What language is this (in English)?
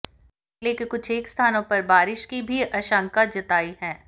Hindi